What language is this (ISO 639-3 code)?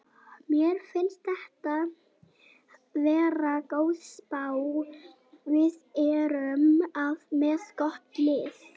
isl